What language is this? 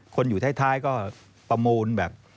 Thai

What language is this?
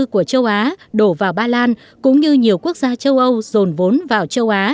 Vietnamese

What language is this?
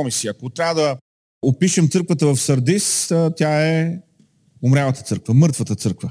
Bulgarian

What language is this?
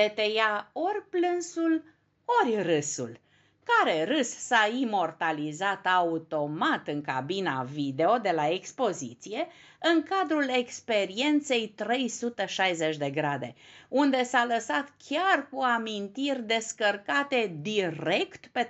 Romanian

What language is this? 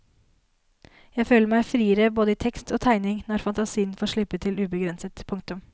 Norwegian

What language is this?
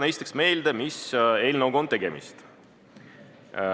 Estonian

